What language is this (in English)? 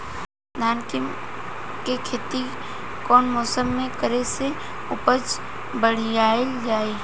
Bhojpuri